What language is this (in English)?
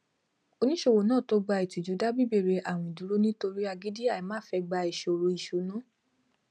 Yoruba